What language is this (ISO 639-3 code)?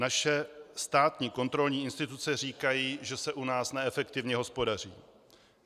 ces